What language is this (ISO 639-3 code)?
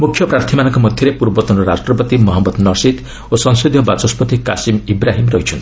ori